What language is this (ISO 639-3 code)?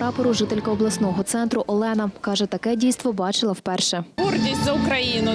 ukr